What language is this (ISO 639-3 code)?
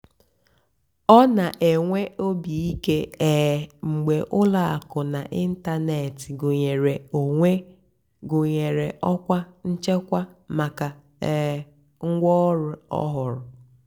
ibo